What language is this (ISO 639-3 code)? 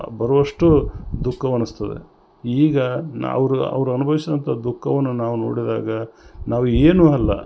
kan